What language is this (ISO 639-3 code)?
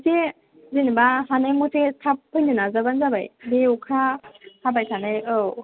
brx